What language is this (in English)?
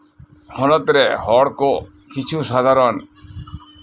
Santali